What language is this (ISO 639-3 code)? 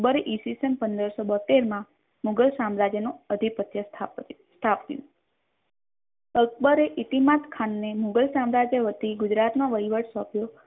guj